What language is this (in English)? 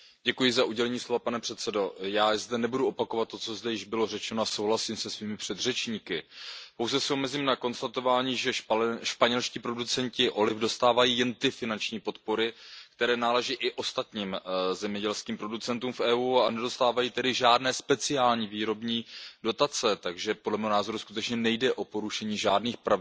Czech